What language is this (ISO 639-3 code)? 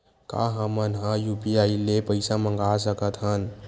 hne